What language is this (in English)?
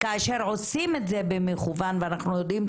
Hebrew